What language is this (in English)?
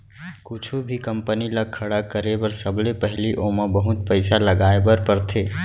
Chhattisgarhi